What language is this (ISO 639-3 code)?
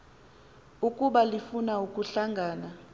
xho